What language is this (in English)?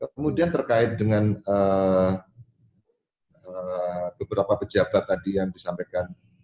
Indonesian